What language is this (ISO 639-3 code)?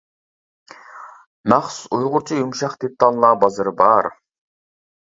uig